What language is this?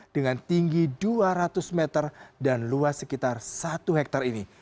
Indonesian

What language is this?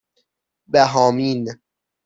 Persian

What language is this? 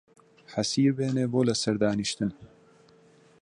Central Kurdish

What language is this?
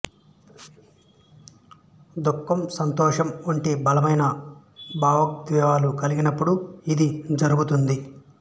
Telugu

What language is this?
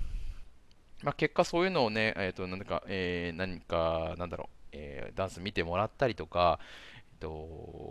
Japanese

